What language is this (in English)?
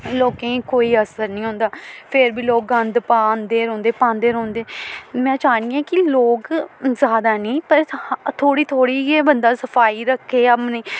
Dogri